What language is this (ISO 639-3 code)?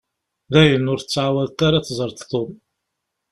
kab